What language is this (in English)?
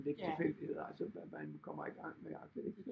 Danish